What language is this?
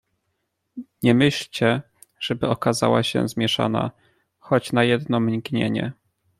Polish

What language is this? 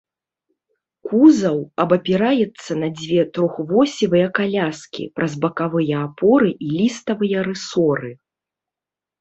Belarusian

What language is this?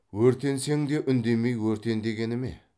Kazakh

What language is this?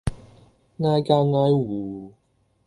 Cantonese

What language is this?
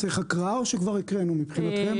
Hebrew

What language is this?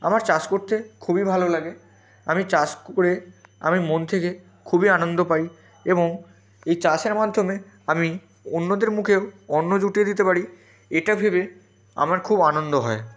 Bangla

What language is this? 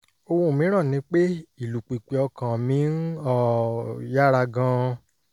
Yoruba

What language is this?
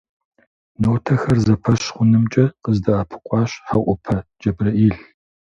Kabardian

